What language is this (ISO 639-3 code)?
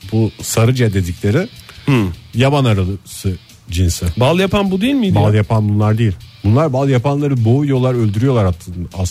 tur